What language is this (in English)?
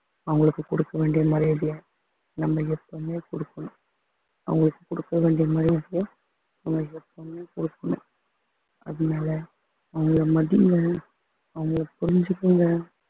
Tamil